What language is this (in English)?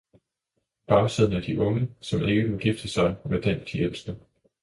Danish